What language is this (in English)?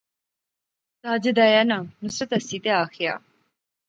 Pahari-Potwari